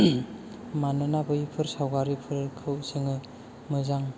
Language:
Bodo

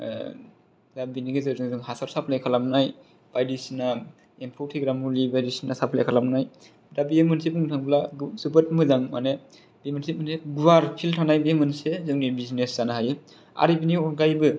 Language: Bodo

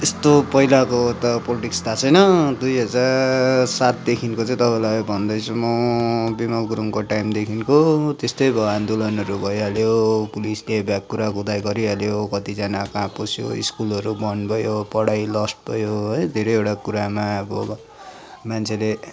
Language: Nepali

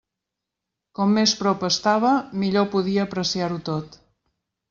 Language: Catalan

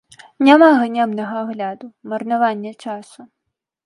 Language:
Belarusian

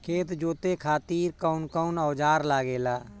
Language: Bhojpuri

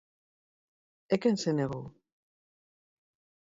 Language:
Galician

